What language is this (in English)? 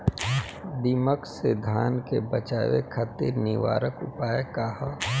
Bhojpuri